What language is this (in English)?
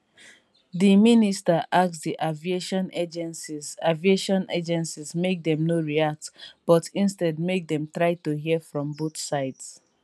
Nigerian Pidgin